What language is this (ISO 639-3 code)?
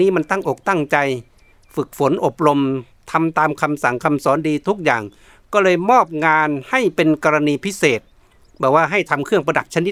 tha